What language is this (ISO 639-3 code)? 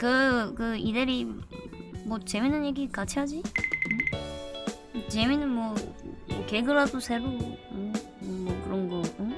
kor